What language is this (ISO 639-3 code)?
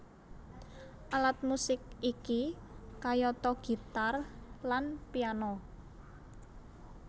jav